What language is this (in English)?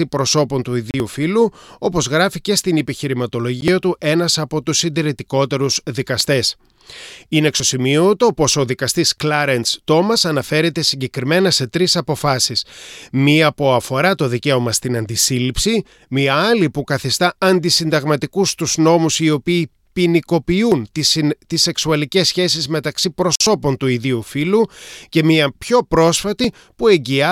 Greek